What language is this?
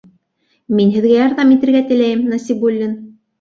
Bashkir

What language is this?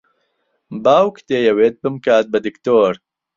Central Kurdish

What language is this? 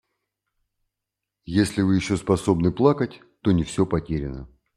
Russian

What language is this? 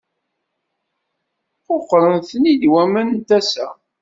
Kabyle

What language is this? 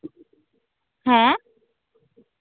Santali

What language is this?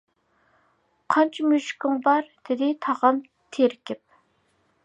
Uyghur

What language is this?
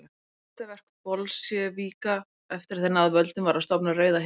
Icelandic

